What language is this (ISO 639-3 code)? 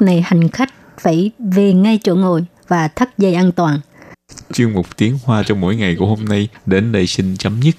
vie